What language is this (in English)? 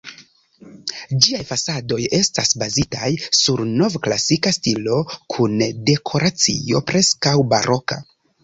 Esperanto